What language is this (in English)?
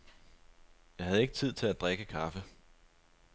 Danish